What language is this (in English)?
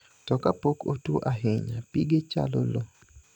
Luo (Kenya and Tanzania)